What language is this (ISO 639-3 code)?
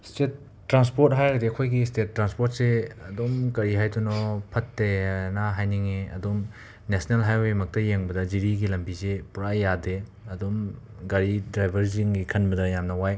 mni